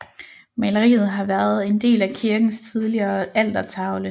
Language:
Danish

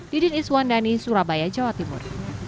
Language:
Indonesian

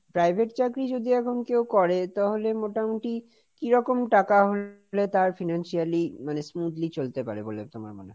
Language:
Bangla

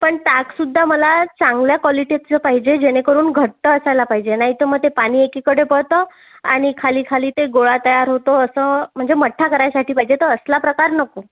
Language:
Marathi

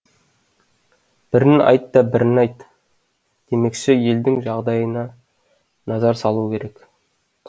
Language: Kazakh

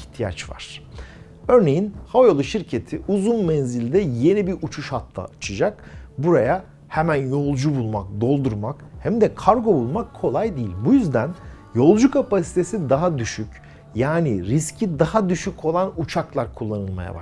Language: Turkish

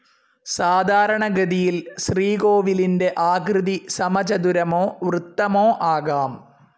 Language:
Malayalam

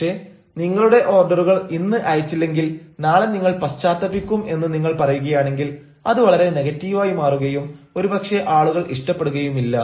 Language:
Malayalam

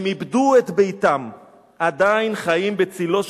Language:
Hebrew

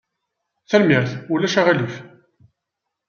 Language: Kabyle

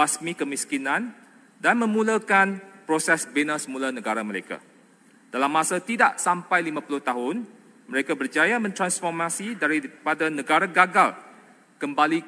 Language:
Malay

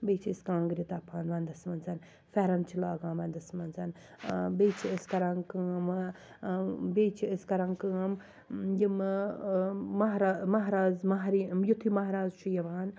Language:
Kashmiri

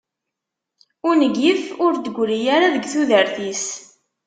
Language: Kabyle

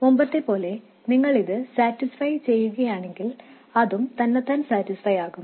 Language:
Malayalam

